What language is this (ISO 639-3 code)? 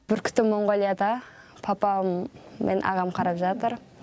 kaz